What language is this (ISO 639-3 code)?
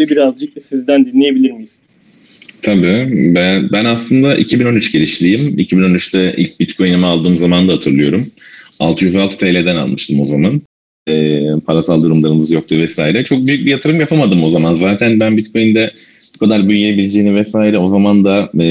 tur